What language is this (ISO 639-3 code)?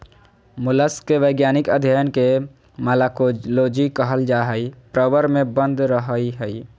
mag